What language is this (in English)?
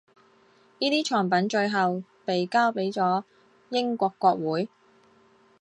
Chinese